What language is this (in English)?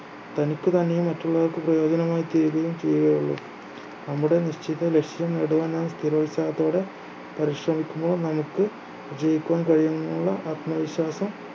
Malayalam